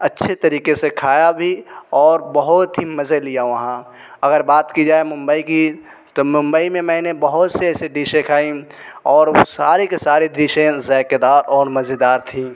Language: Urdu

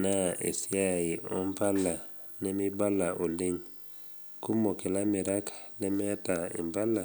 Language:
Masai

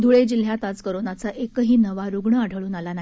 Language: Marathi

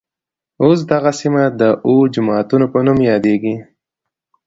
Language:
Pashto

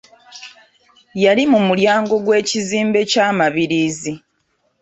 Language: Ganda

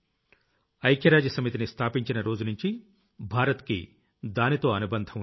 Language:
Telugu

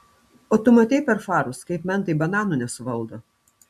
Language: Lithuanian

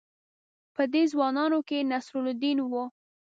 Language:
Pashto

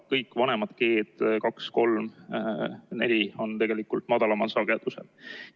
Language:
Estonian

